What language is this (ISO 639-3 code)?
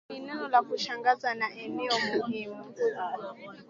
swa